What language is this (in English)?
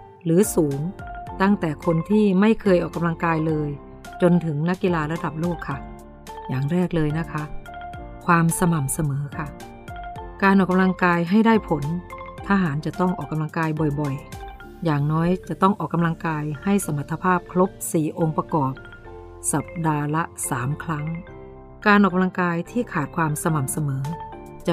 Thai